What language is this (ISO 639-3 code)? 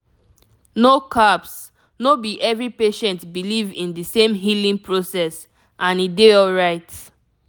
pcm